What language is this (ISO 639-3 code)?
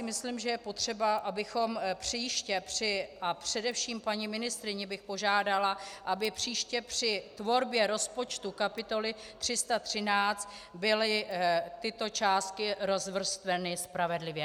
ces